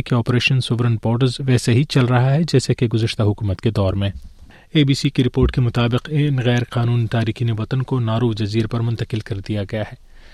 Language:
Urdu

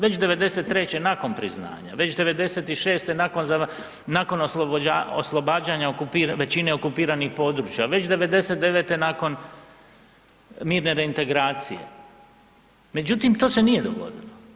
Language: Croatian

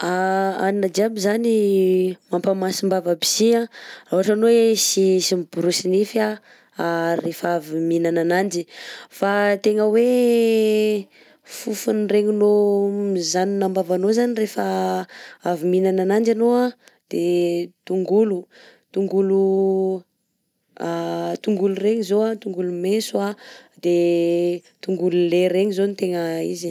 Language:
Southern Betsimisaraka Malagasy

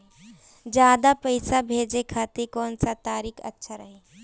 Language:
Bhojpuri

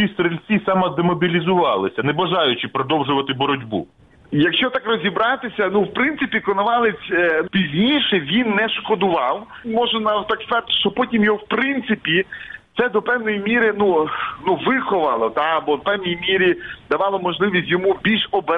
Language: Ukrainian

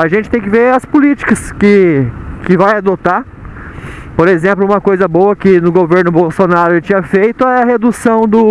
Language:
Portuguese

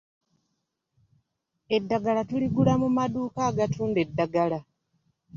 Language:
Ganda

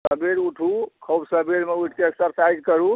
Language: Maithili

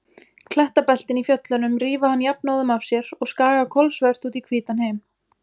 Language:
Icelandic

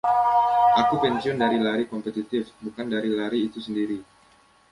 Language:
Indonesian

